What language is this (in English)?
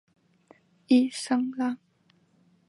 Chinese